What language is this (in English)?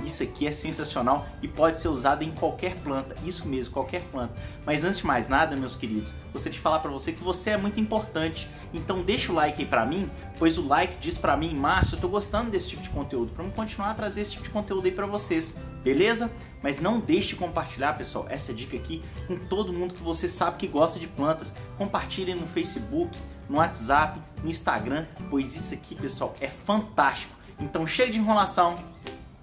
Portuguese